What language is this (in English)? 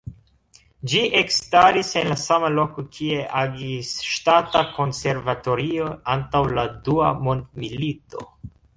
Esperanto